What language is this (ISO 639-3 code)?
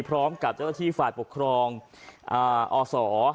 tha